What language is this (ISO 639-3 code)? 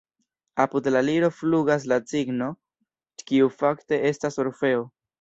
epo